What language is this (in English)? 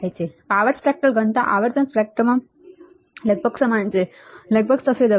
Gujarati